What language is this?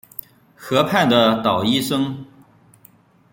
Chinese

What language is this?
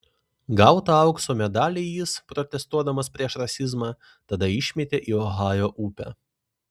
Lithuanian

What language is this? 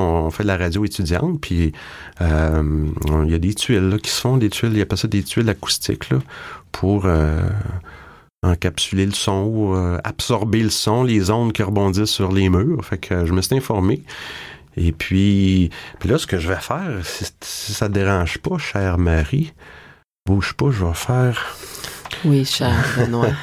French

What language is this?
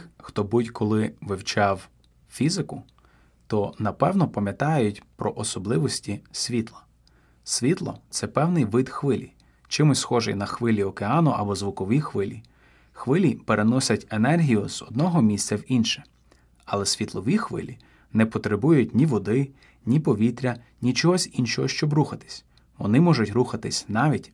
Ukrainian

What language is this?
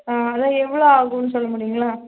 Tamil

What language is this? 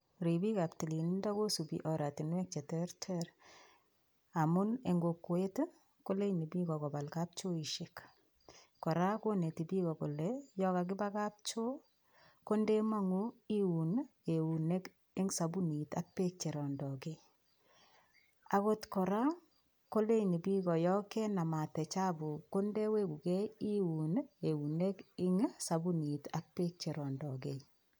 Kalenjin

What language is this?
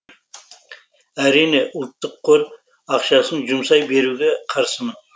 Kazakh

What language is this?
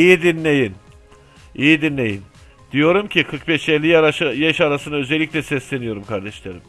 Turkish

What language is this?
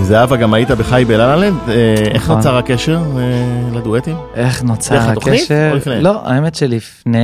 Hebrew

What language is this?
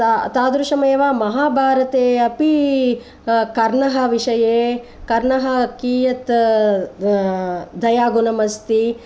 Sanskrit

